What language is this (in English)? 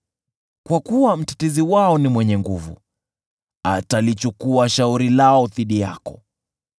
Swahili